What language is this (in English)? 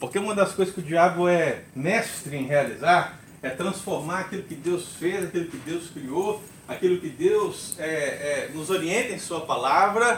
Portuguese